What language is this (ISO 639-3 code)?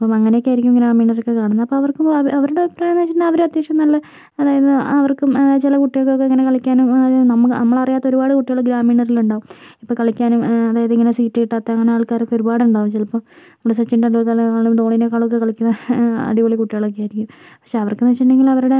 mal